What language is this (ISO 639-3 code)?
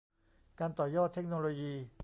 tha